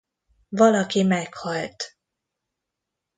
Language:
Hungarian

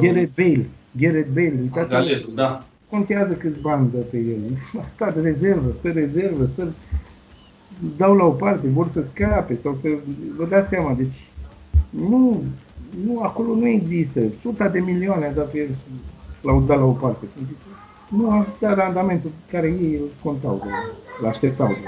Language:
Romanian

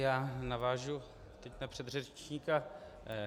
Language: Czech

